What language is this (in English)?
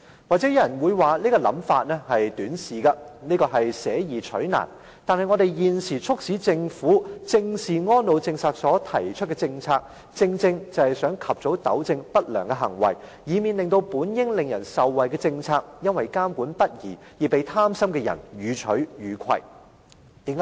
Cantonese